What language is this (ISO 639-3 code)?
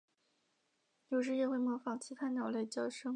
zho